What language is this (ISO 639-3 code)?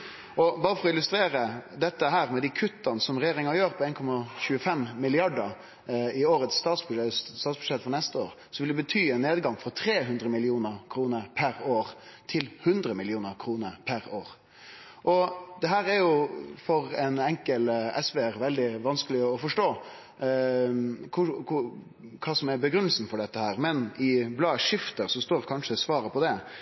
nno